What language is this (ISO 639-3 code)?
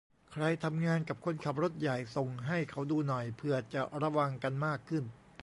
tha